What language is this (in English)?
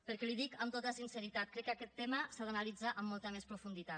Catalan